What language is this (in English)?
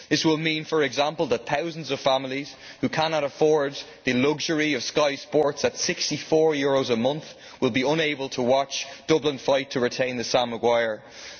English